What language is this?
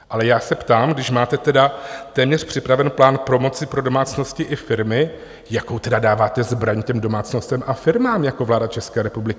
Czech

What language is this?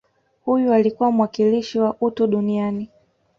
Swahili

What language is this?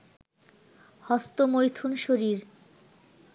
Bangla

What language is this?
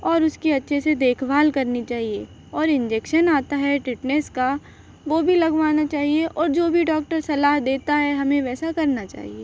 Hindi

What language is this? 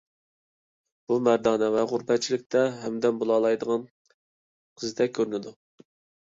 Uyghur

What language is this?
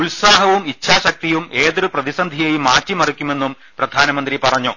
Malayalam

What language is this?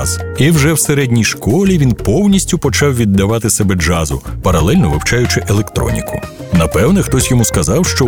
Ukrainian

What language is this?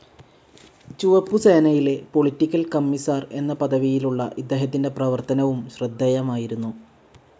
Malayalam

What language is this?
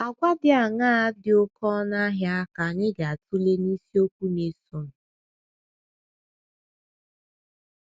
Igbo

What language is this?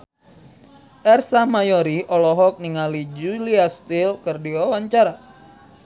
Sundanese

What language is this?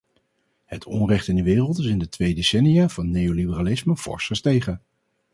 Dutch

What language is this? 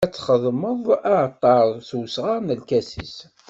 Kabyle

